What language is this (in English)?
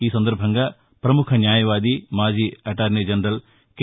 Telugu